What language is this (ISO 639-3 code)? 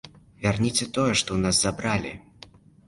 bel